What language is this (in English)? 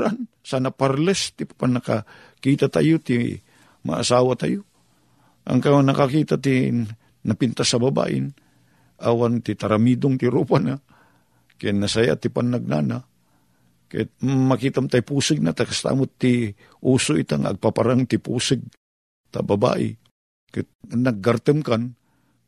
Filipino